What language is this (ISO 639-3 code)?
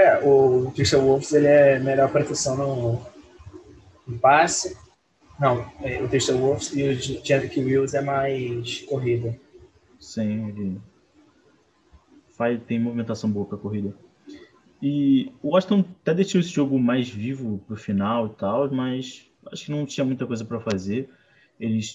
por